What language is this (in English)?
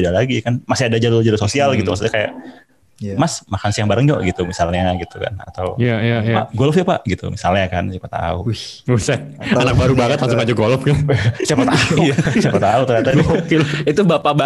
Indonesian